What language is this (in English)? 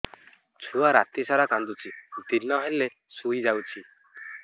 Odia